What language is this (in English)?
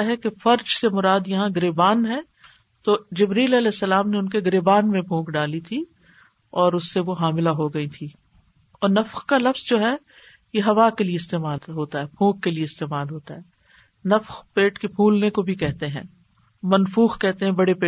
Urdu